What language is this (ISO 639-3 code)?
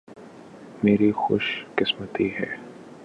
urd